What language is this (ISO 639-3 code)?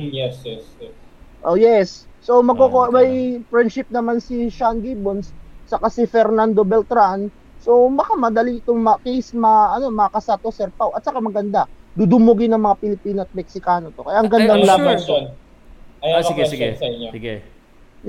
fil